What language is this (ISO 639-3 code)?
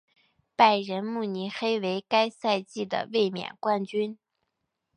zho